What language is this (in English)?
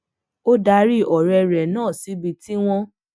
Yoruba